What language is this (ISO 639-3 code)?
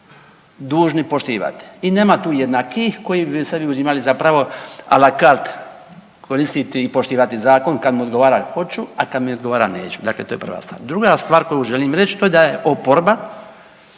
hrv